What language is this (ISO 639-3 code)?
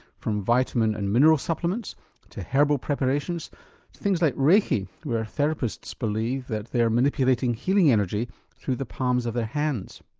eng